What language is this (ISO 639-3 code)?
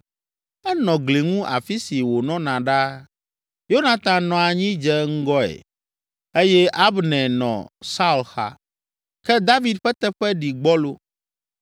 ewe